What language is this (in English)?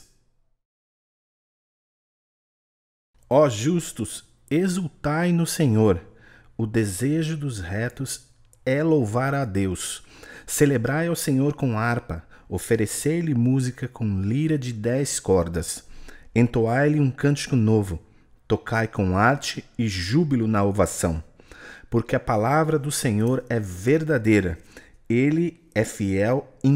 Portuguese